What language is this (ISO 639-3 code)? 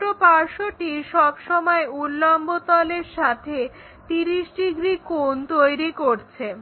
ben